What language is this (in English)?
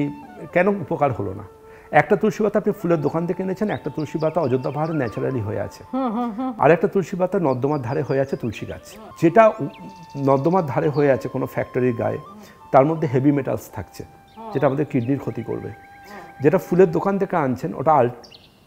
Romanian